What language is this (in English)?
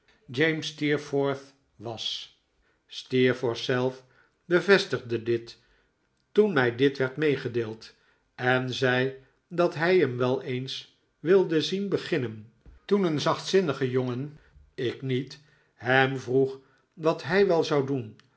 Dutch